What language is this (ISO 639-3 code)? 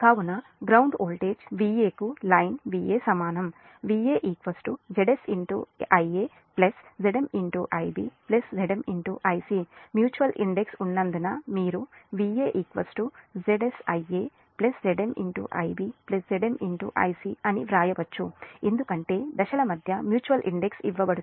tel